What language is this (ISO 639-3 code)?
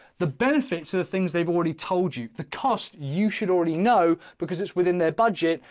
eng